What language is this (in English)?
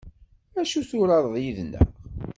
Kabyle